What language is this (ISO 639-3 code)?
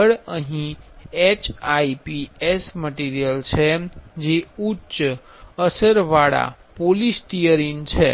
guj